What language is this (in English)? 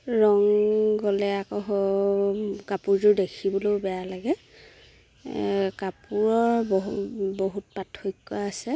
Assamese